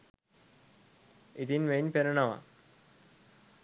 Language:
Sinhala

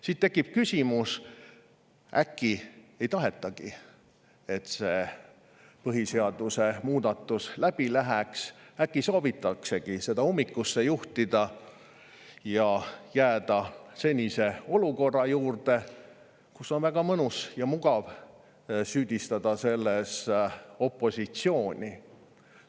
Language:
Estonian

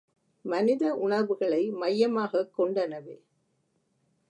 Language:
Tamil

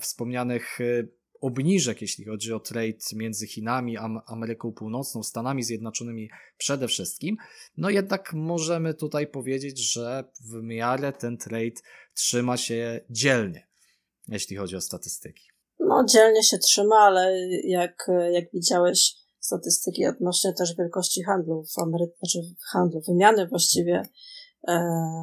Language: Polish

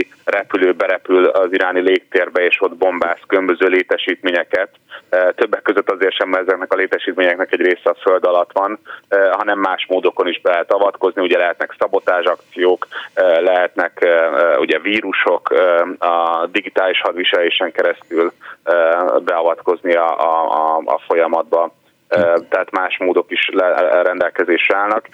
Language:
Hungarian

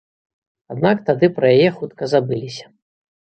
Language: Belarusian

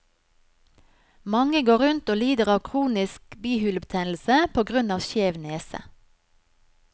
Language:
Norwegian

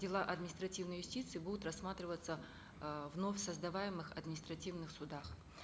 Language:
Kazakh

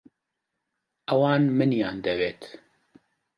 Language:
Central Kurdish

